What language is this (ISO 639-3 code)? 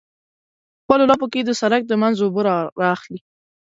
pus